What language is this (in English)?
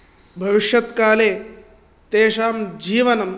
Sanskrit